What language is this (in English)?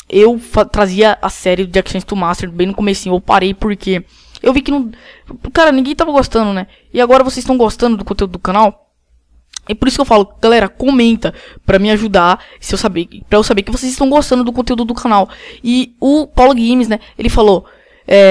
Portuguese